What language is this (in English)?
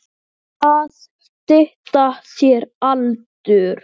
Icelandic